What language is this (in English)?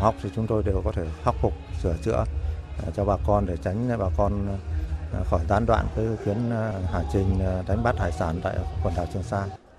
Vietnamese